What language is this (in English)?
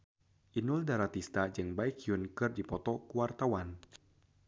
Sundanese